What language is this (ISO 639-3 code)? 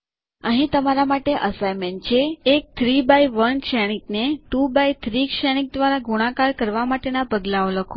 guj